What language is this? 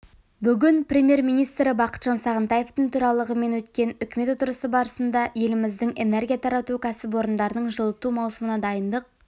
Kazakh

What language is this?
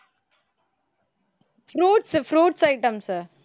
Tamil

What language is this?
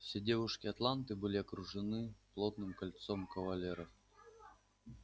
Russian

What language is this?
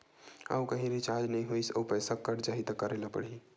Chhattisgarhi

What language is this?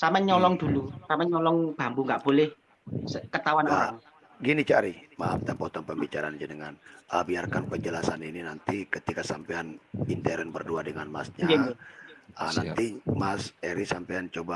Indonesian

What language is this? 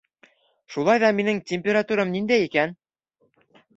Bashkir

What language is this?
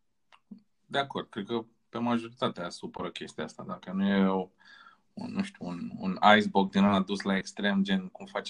Romanian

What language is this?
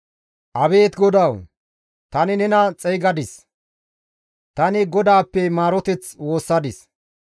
Gamo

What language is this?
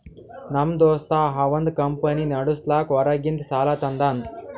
Kannada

